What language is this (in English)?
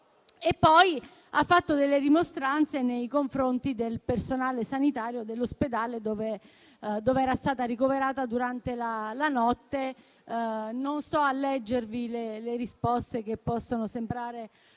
Italian